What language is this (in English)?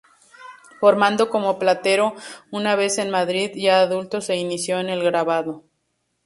Spanish